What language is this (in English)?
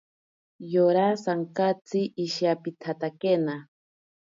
Ashéninka Perené